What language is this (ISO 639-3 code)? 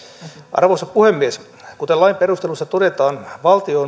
fin